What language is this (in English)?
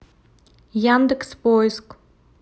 Russian